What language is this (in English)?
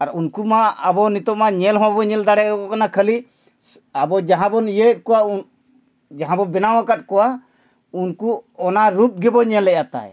Santali